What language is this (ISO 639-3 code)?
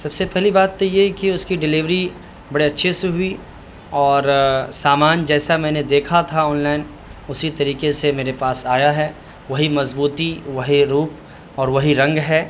urd